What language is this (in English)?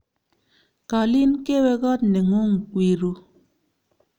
Kalenjin